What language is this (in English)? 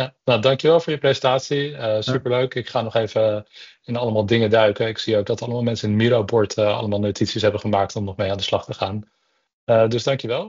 Dutch